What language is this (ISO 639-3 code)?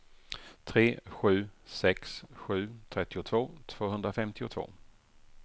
swe